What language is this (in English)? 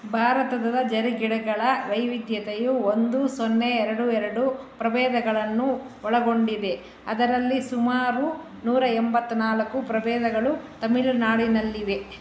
Kannada